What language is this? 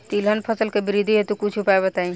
Bhojpuri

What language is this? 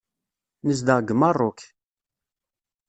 Kabyle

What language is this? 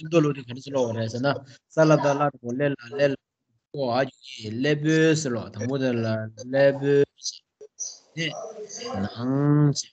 Romanian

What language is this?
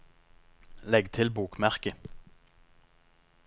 Norwegian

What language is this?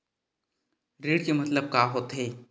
Chhattisgarhi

